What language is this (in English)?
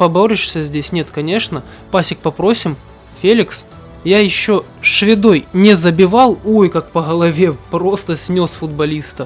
Russian